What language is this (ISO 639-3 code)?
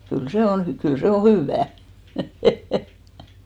fin